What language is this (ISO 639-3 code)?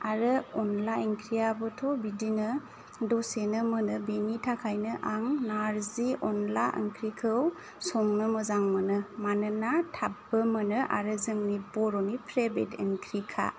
brx